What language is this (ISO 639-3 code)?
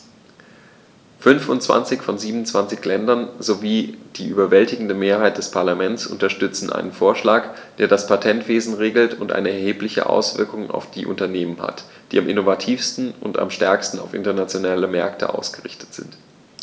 deu